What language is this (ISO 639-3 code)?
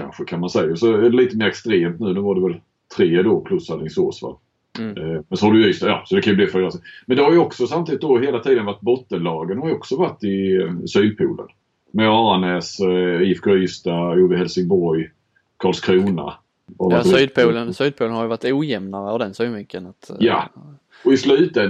swe